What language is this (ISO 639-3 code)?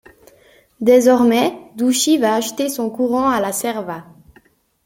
fra